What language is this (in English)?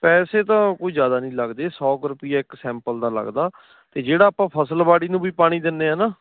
Punjabi